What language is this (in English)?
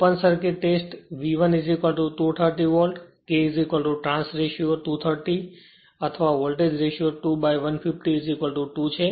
Gujarati